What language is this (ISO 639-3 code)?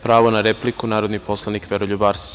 srp